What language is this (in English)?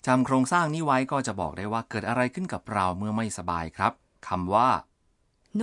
Thai